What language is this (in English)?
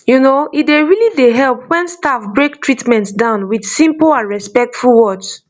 Nigerian Pidgin